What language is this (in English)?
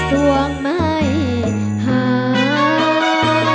Thai